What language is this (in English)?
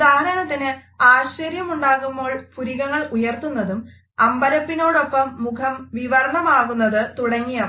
Malayalam